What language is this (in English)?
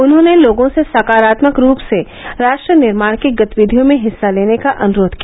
Hindi